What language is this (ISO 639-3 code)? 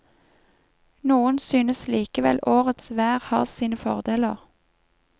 nor